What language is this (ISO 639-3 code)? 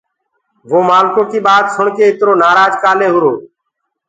ggg